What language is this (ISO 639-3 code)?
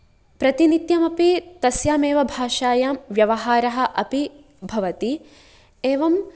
san